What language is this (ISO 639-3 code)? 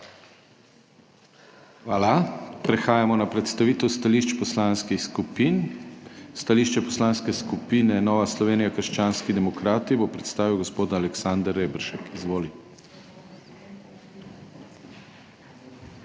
slv